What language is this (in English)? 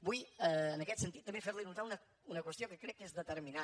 Catalan